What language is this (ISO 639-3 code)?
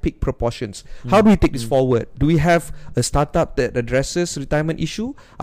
msa